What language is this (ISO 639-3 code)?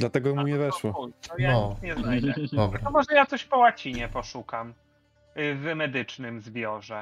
pol